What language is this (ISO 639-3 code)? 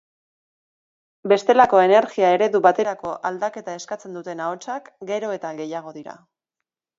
eus